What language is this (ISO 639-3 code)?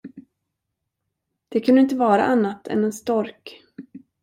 swe